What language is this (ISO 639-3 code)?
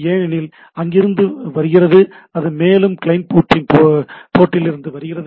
tam